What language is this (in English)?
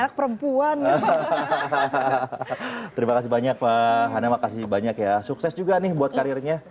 Indonesian